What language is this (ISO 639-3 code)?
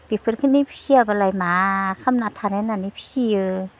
brx